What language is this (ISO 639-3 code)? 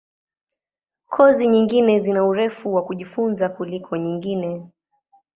swa